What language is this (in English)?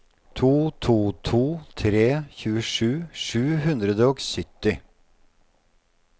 Norwegian